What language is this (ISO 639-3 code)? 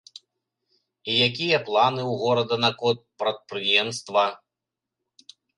bel